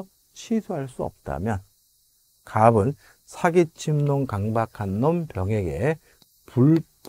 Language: Korean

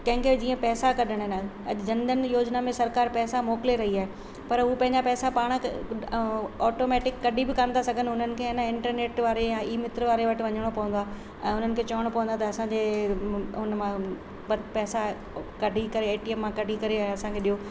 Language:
Sindhi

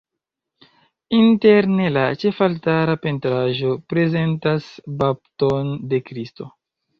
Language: Esperanto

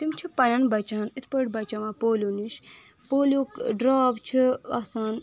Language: Kashmiri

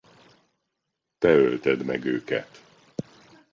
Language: Hungarian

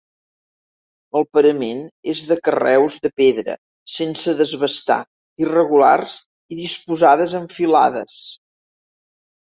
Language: Catalan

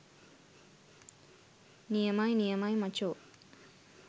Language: Sinhala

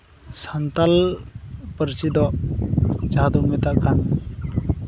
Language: Santali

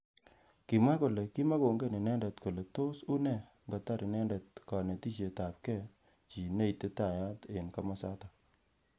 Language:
Kalenjin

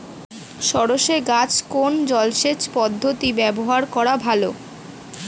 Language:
Bangla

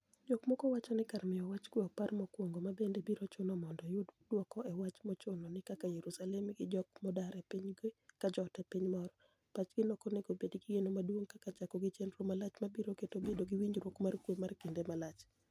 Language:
Luo (Kenya and Tanzania)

